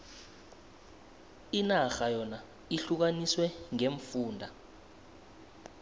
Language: South Ndebele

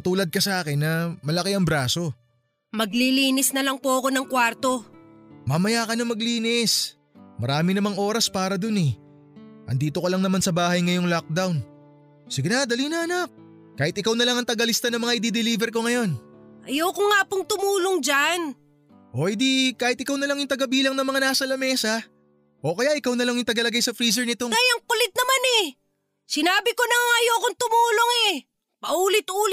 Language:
Filipino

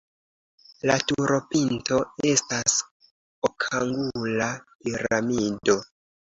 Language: Esperanto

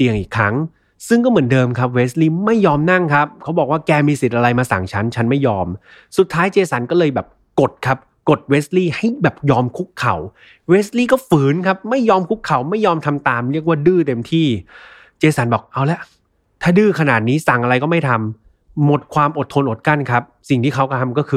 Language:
Thai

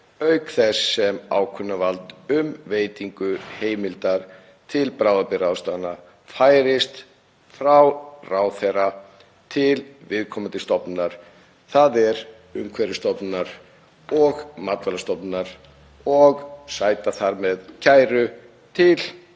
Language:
Icelandic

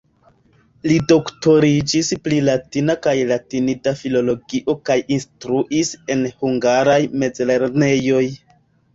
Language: Esperanto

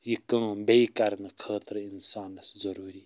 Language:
Kashmiri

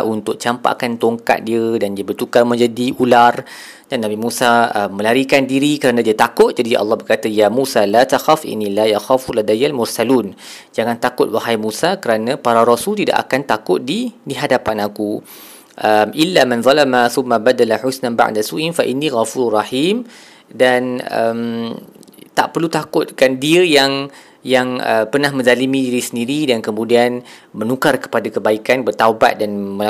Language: Malay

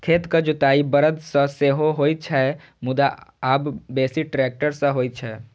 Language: Maithili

